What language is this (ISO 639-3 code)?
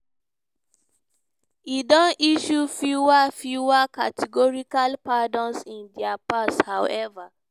pcm